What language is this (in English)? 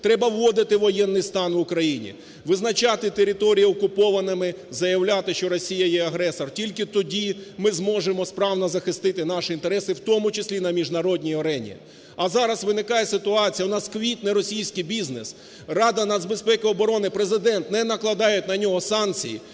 Ukrainian